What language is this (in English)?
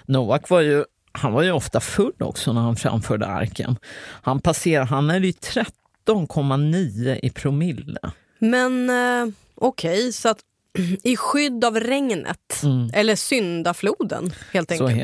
Swedish